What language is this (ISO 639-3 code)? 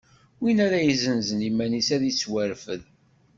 kab